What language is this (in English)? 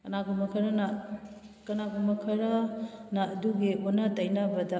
Manipuri